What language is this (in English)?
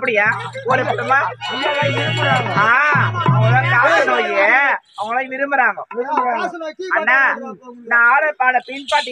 Arabic